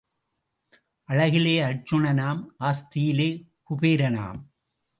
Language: Tamil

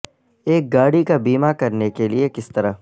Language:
Urdu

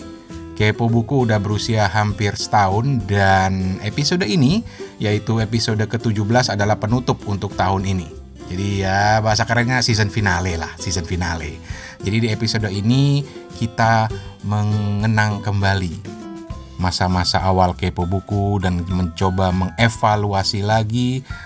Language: Indonesian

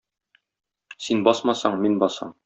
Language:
Tatar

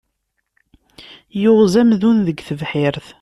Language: Kabyle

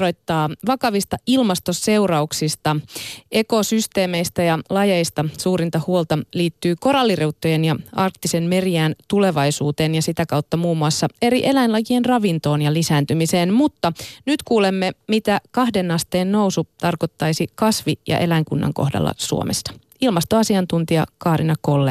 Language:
Finnish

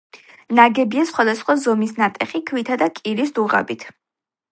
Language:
Georgian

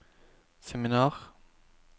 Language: Norwegian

